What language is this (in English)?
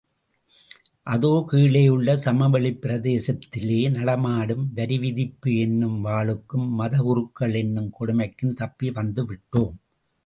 Tamil